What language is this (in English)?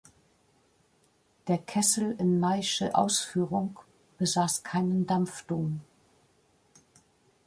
German